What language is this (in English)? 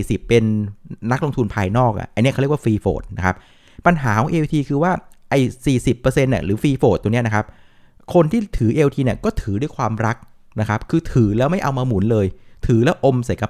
Thai